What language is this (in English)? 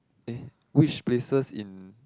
English